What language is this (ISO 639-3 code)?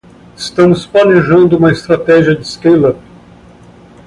por